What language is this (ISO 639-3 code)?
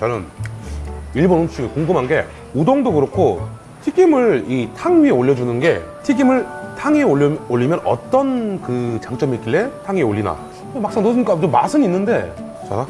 kor